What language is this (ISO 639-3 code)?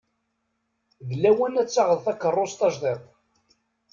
kab